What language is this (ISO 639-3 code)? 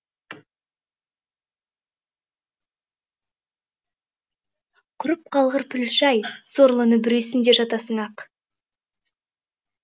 kaz